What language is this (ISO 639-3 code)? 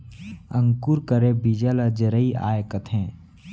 hne